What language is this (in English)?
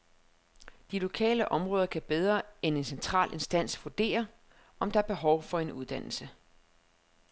Danish